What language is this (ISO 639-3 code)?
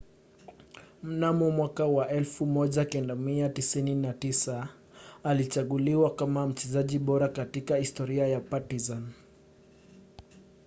swa